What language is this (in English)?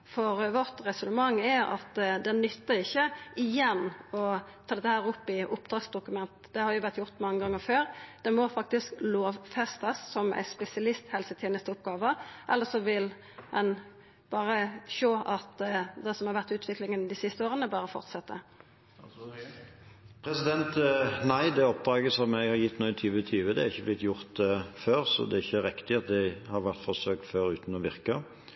Norwegian